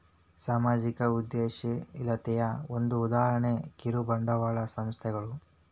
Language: Kannada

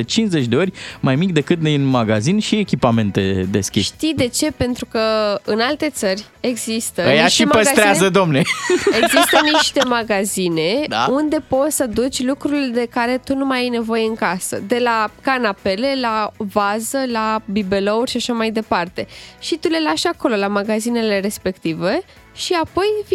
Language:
Romanian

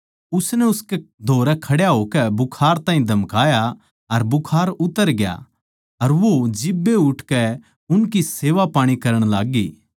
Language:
Haryanvi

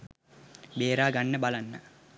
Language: Sinhala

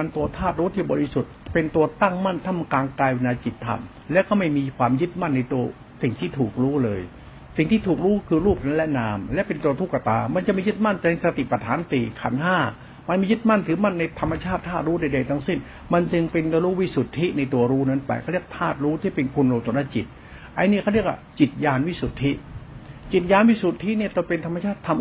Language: Thai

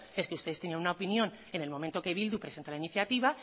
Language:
Spanish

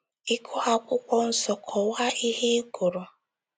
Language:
Igbo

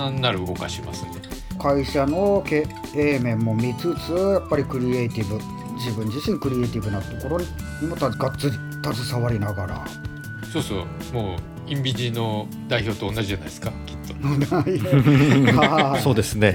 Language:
Japanese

